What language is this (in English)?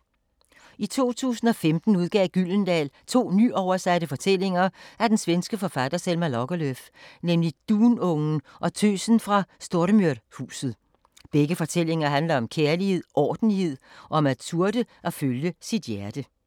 Danish